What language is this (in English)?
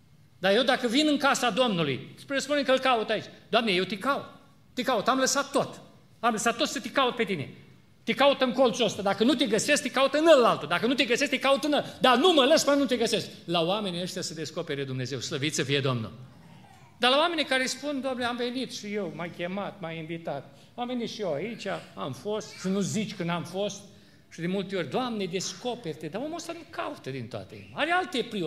Romanian